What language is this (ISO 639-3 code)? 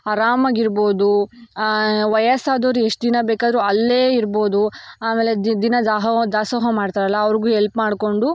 kan